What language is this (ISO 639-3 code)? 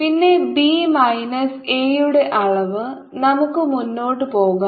mal